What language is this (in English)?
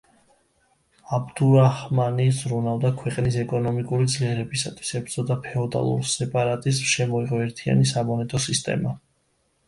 Georgian